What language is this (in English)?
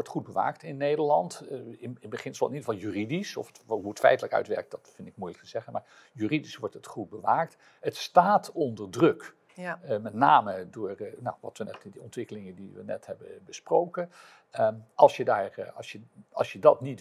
Dutch